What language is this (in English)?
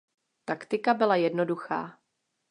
Czech